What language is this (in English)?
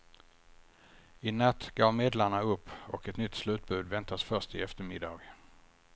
Swedish